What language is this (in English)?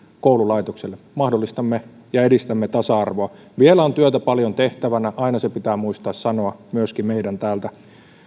Finnish